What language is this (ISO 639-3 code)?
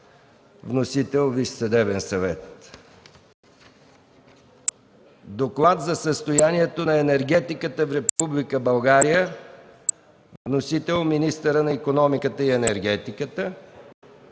bul